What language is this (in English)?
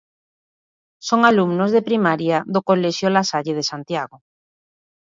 Galician